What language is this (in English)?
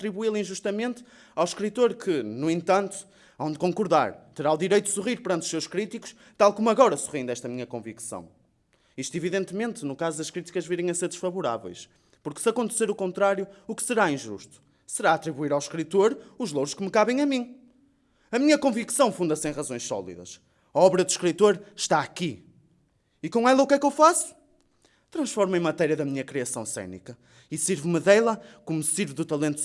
Portuguese